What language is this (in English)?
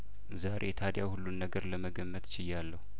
Amharic